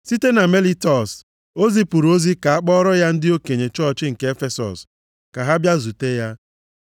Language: Igbo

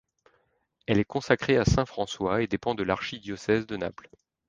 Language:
French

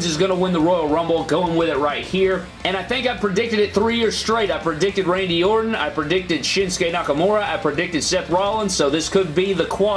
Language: English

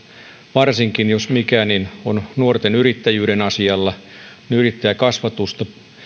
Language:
Finnish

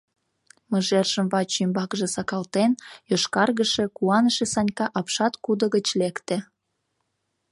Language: Mari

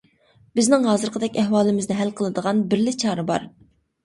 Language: Uyghur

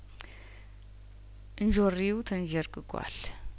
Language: Amharic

